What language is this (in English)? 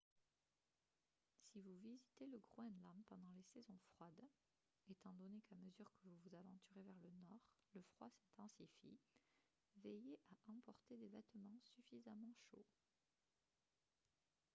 French